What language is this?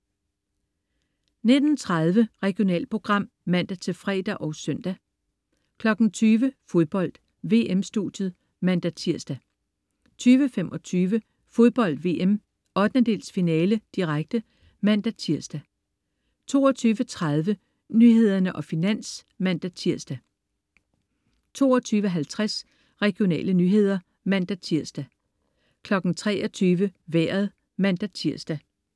Danish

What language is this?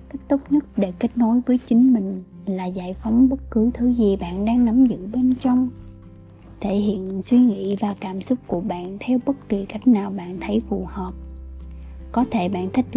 Vietnamese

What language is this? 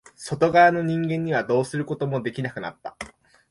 Japanese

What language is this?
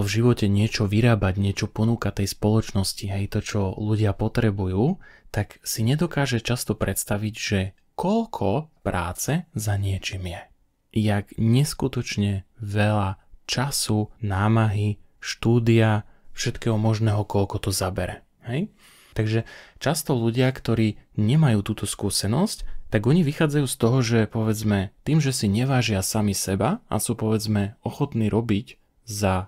Slovak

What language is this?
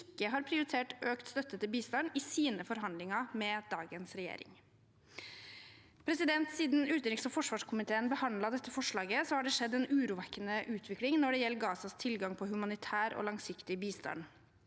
Norwegian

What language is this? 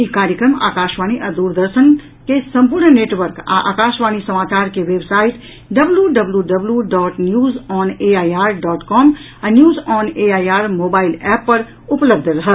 Maithili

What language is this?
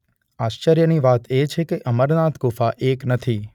Gujarati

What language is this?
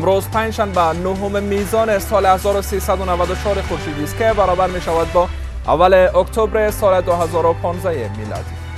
Persian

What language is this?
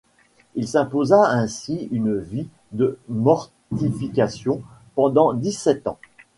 French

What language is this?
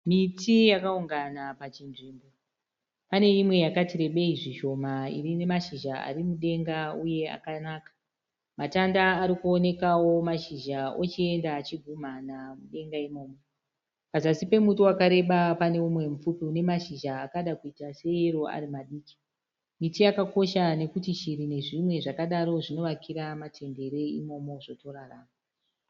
Shona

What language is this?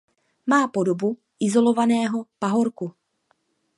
Czech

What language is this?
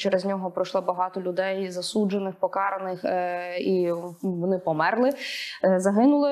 Ukrainian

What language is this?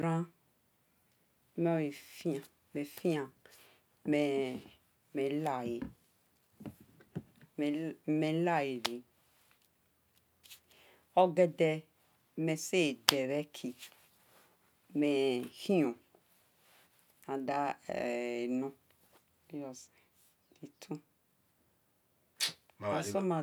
Esan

